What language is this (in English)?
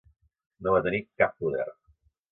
Catalan